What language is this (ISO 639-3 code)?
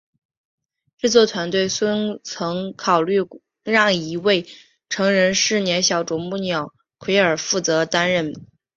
zho